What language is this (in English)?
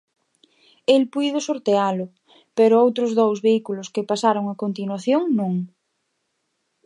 Galician